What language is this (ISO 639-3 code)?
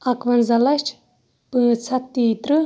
kas